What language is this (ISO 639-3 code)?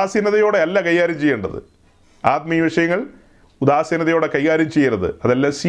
mal